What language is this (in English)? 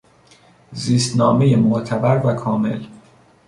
Persian